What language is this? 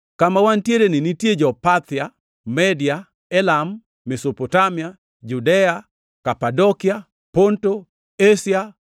Luo (Kenya and Tanzania)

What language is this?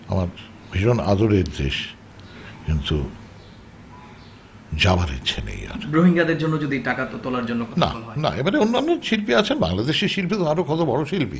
Bangla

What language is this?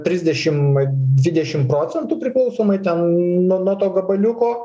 Lithuanian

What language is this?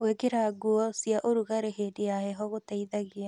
Kikuyu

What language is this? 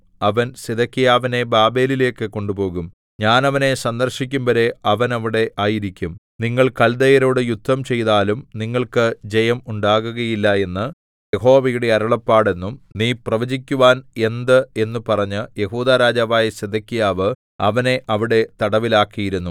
Malayalam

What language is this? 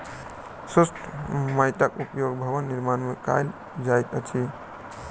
Maithili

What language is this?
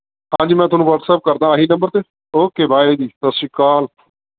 Punjabi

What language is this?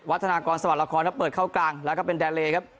Thai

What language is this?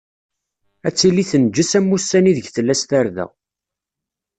Kabyle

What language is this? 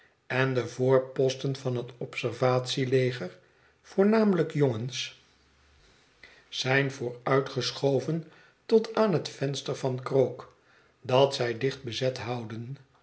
Dutch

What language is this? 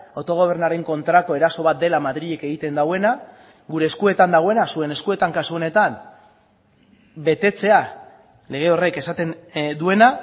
Basque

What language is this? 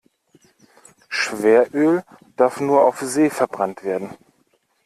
German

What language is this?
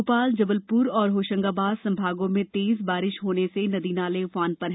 Hindi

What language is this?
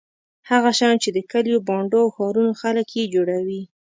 Pashto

